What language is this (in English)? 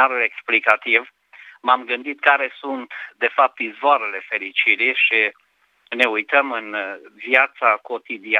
Romanian